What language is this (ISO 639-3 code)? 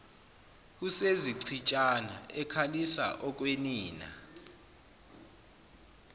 zul